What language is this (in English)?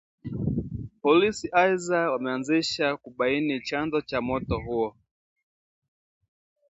Swahili